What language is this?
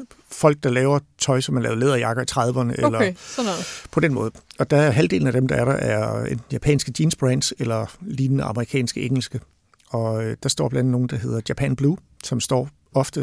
Danish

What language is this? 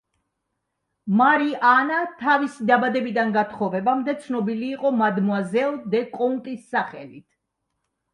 Georgian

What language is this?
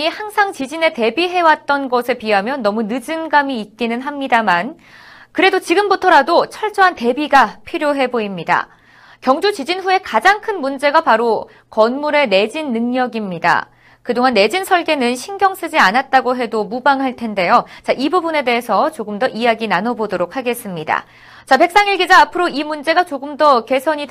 Korean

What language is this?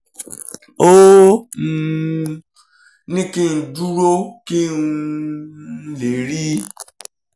Yoruba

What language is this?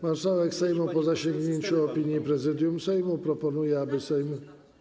Polish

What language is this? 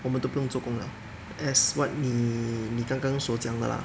English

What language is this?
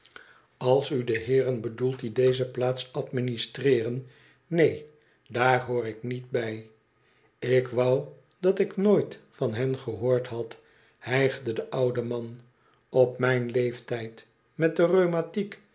Dutch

